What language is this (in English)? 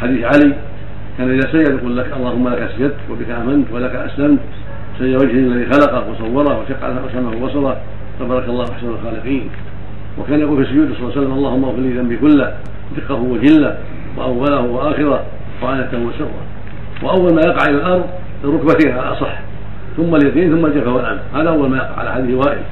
Arabic